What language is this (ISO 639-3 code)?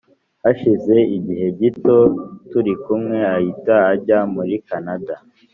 kin